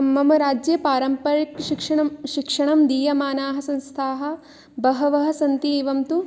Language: Sanskrit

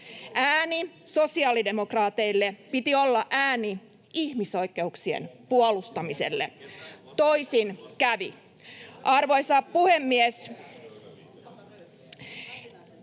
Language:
Finnish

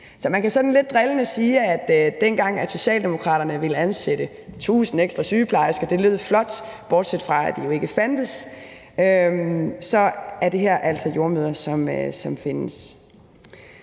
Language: Danish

